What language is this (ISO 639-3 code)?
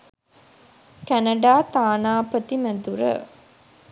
sin